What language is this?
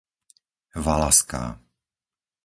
Slovak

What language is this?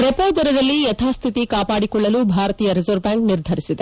Kannada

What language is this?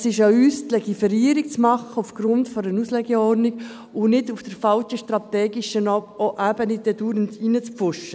Swiss German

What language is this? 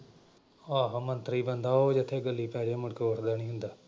Punjabi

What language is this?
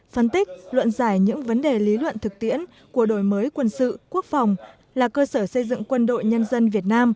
Vietnamese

